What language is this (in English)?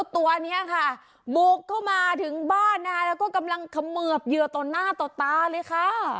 Thai